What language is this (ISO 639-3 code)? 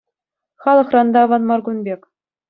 chv